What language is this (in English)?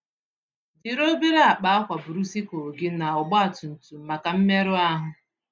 Igbo